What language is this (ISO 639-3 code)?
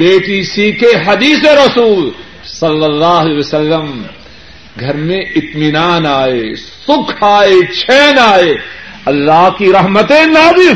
urd